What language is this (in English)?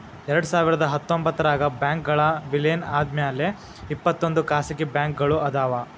Kannada